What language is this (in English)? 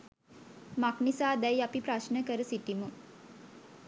Sinhala